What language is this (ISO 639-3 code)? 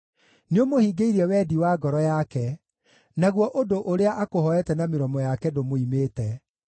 kik